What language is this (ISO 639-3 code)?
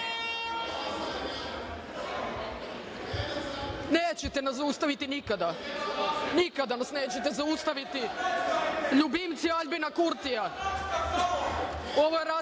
srp